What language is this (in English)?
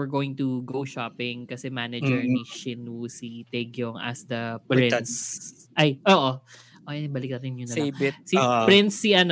Filipino